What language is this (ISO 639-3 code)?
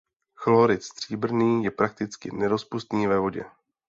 ces